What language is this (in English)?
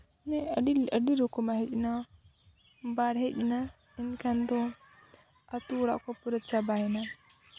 Santali